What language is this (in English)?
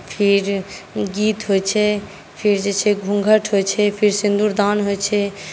Maithili